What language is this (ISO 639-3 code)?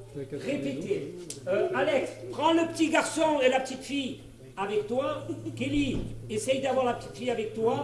fra